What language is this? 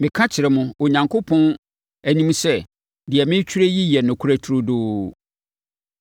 Akan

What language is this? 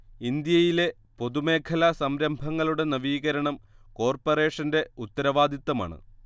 Malayalam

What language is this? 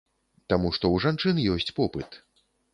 Belarusian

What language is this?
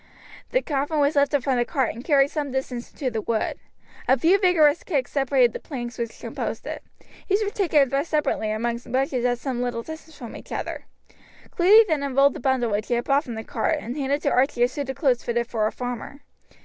English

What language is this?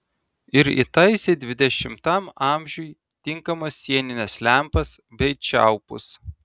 Lithuanian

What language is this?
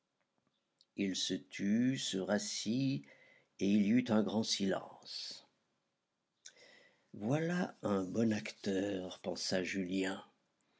French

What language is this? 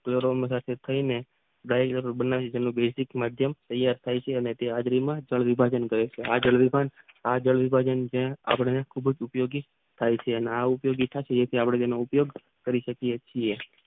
Gujarati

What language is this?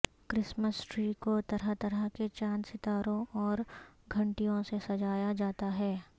Urdu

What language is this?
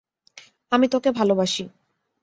Bangla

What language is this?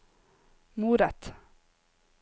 Norwegian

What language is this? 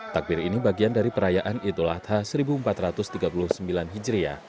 Indonesian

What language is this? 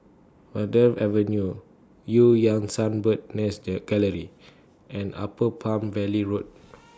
English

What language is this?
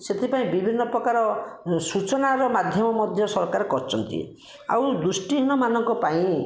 Odia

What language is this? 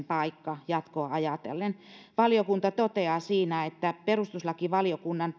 Finnish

